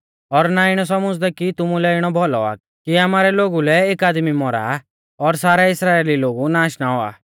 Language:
Mahasu Pahari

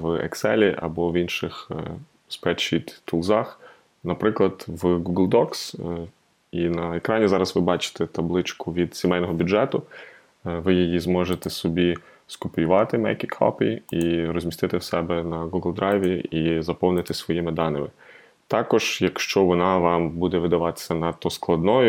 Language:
Ukrainian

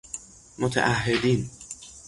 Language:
Persian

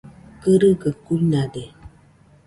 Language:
Nüpode Huitoto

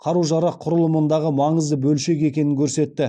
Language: Kazakh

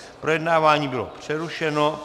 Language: Czech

